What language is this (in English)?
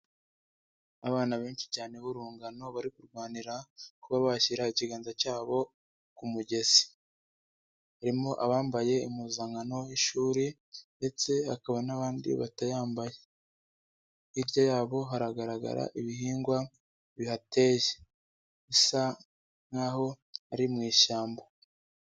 Kinyarwanda